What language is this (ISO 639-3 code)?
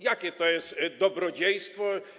pol